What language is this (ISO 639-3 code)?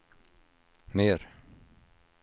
swe